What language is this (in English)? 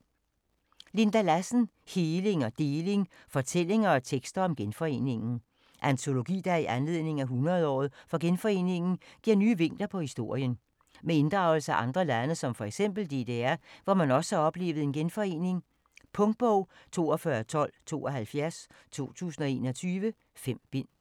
Danish